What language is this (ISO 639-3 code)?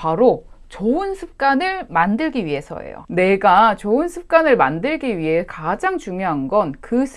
kor